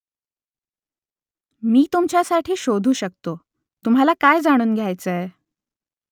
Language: Marathi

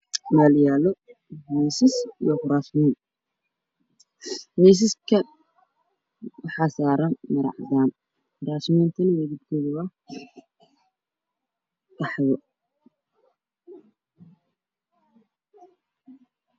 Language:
Somali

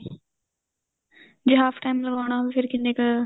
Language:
Punjabi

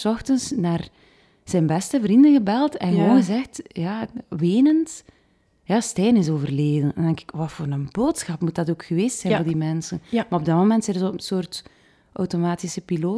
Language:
Dutch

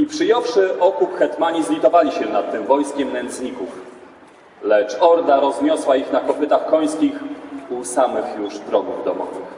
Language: Polish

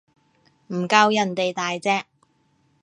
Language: Cantonese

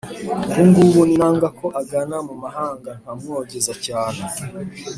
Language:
Kinyarwanda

